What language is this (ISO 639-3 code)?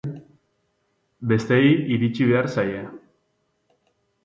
eus